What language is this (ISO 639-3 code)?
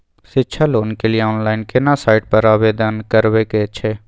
mai